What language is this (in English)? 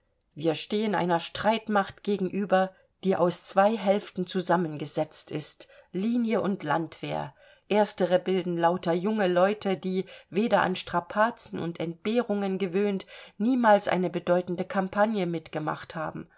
German